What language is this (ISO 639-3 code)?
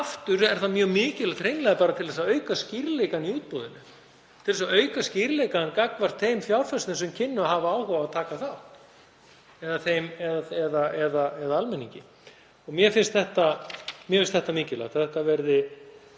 isl